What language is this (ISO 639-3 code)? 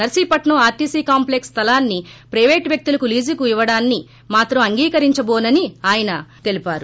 tel